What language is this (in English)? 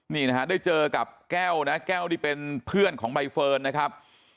Thai